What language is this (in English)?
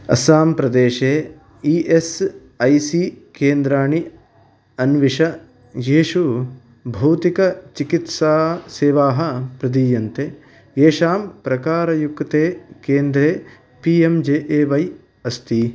Sanskrit